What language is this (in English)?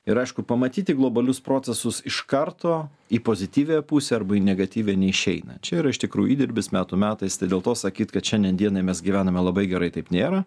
Lithuanian